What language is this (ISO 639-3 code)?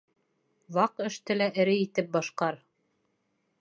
bak